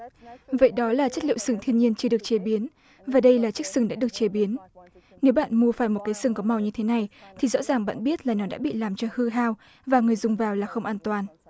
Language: Vietnamese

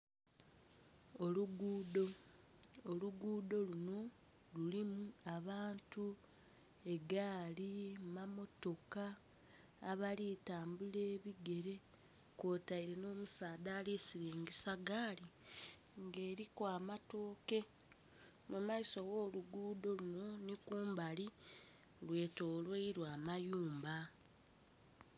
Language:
Soga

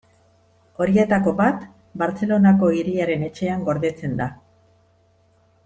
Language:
Basque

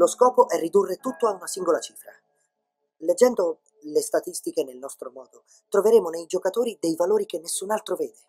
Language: Italian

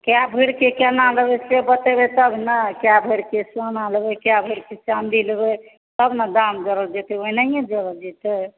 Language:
Maithili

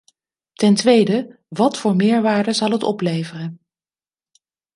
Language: Dutch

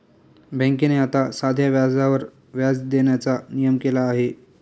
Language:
Marathi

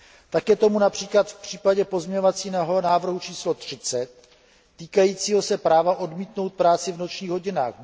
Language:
Czech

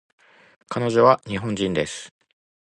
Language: Japanese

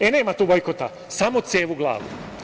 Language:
Serbian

